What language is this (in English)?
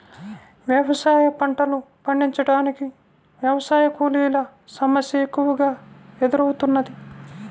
Telugu